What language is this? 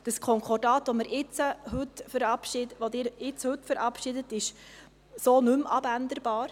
Swiss German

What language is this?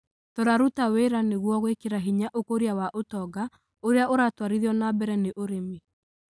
Kikuyu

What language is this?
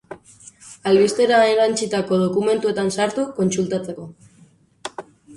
Basque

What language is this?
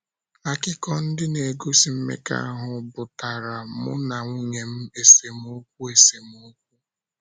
Igbo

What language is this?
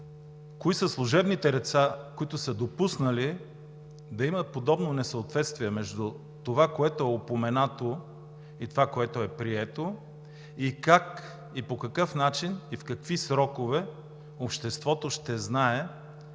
Bulgarian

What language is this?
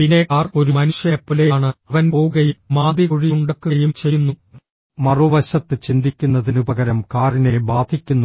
Malayalam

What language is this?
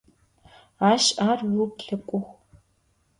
Adyghe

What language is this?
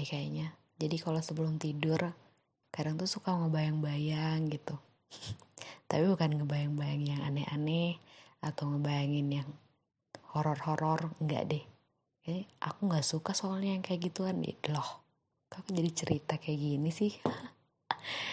Indonesian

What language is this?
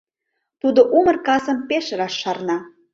Mari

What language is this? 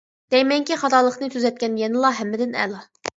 Uyghur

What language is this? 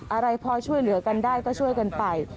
Thai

